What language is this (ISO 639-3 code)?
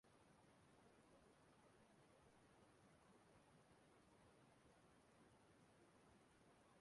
ibo